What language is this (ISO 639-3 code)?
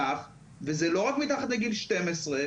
heb